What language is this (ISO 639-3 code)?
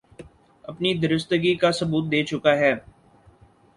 urd